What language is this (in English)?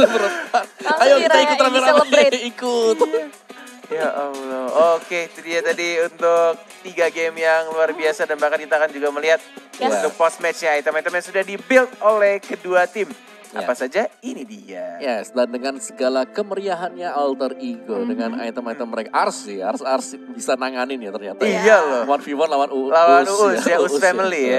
Indonesian